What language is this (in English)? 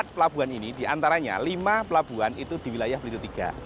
Indonesian